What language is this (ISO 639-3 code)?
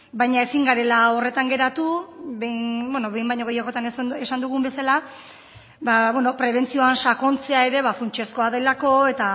eus